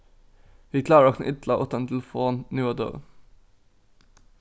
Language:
Faroese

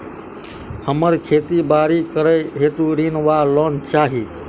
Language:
Maithili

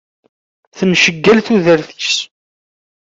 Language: Kabyle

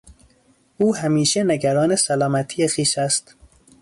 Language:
Persian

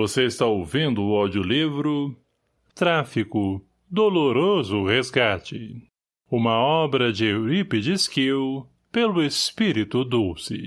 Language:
Portuguese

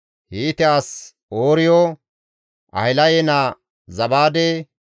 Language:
Gamo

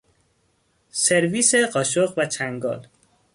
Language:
Persian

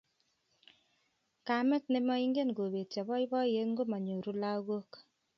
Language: Kalenjin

